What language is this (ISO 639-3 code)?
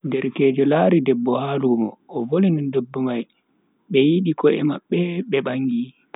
fui